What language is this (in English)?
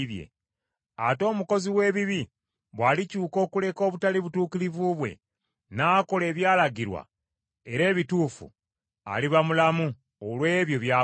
Ganda